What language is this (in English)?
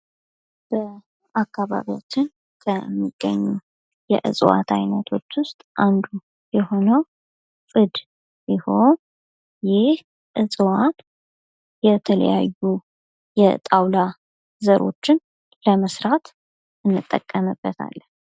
Amharic